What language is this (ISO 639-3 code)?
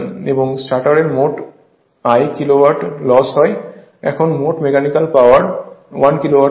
ben